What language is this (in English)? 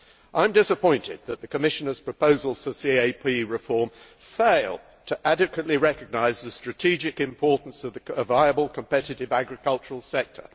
English